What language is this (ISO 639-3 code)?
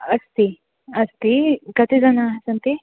san